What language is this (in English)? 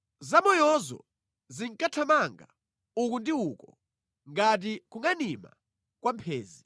Nyanja